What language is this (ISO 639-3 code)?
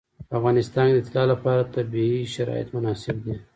pus